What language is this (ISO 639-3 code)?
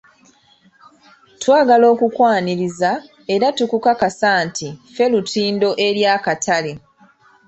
lug